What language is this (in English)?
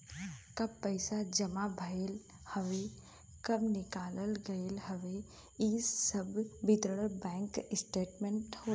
Bhojpuri